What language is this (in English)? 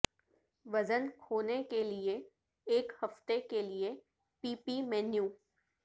Urdu